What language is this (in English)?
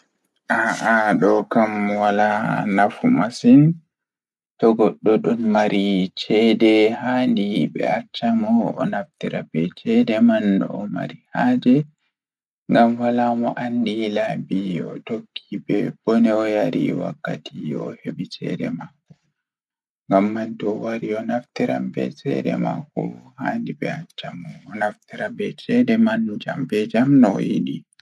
Fula